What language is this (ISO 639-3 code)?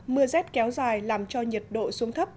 vie